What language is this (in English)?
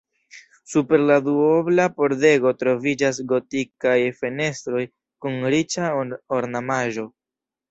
Esperanto